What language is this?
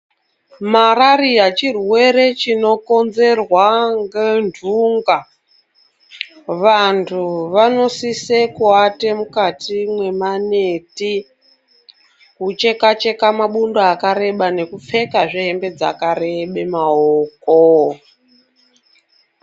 Ndau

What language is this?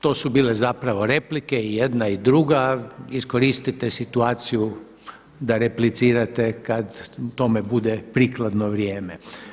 Croatian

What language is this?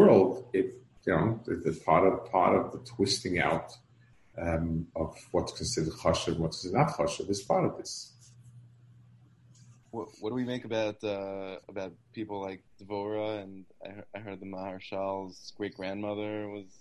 English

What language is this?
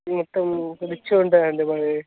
Telugu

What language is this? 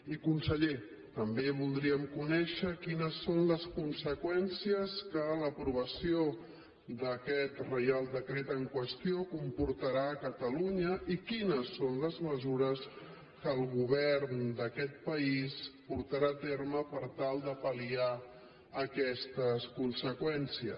Catalan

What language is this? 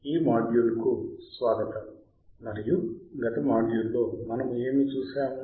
Telugu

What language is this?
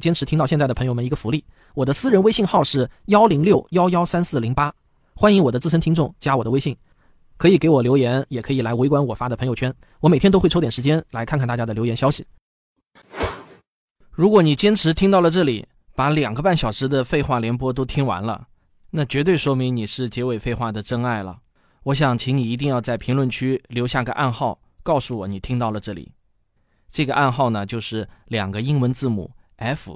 Chinese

